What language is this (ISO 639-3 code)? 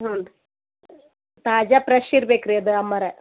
kan